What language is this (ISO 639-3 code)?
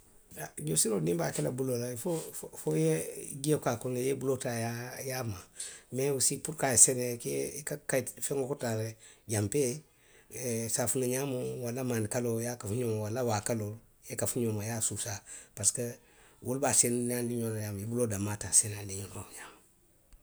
mlq